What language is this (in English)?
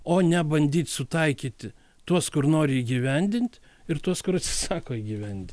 Lithuanian